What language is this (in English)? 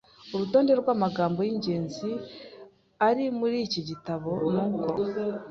Kinyarwanda